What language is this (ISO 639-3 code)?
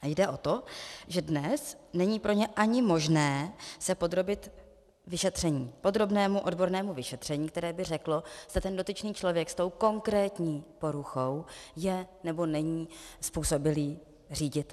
ces